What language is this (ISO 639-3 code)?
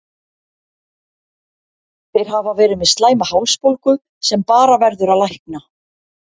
isl